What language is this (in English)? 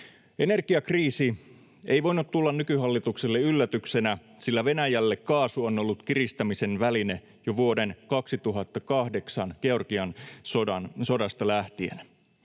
Finnish